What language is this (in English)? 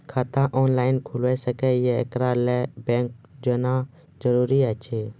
Maithili